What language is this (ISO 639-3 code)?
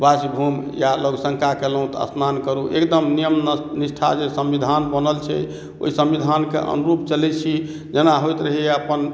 mai